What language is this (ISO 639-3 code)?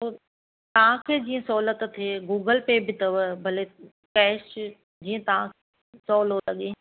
snd